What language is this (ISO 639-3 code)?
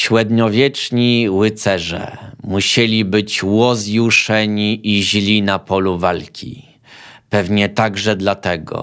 pol